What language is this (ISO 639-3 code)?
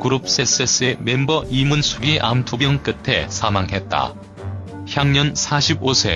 kor